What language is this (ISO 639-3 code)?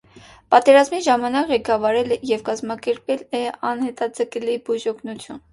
hye